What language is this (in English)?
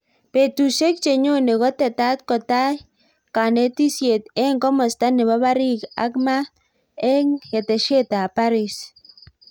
Kalenjin